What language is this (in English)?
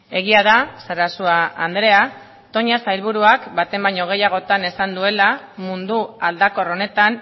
Basque